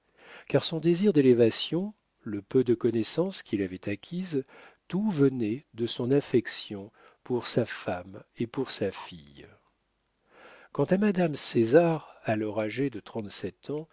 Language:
French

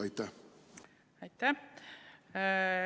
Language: Estonian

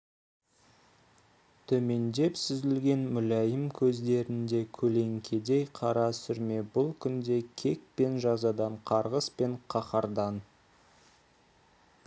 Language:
Kazakh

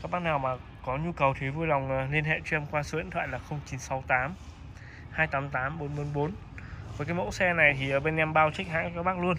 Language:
Vietnamese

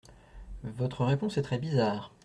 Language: French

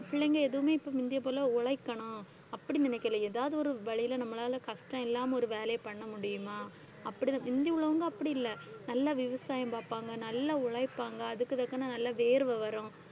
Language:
Tamil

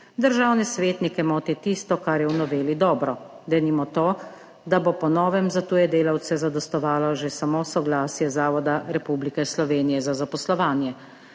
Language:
Slovenian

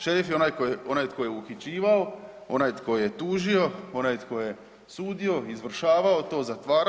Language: Croatian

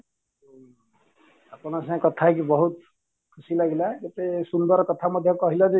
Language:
Odia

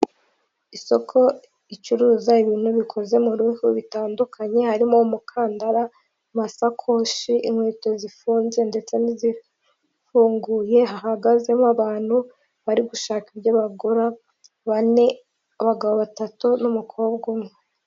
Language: Kinyarwanda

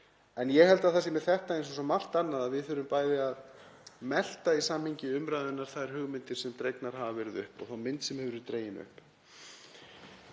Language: Icelandic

